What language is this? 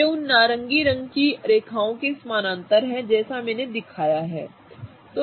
Hindi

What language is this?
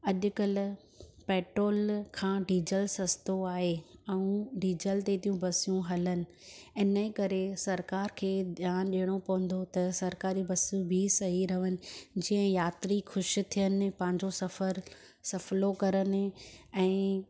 Sindhi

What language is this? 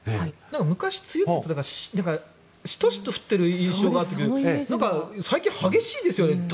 Japanese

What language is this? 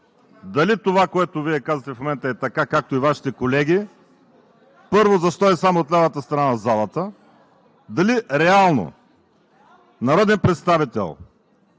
Bulgarian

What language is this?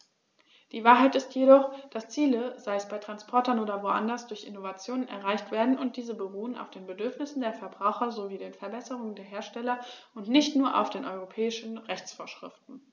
German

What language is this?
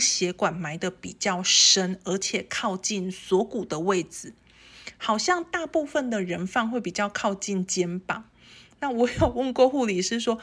Chinese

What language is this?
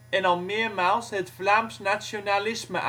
Dutch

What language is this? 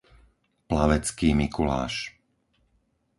Slovak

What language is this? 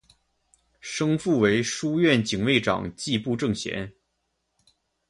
Chinese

